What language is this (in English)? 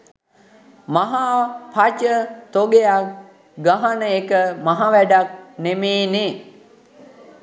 Sinhala